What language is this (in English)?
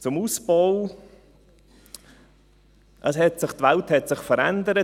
Swiss German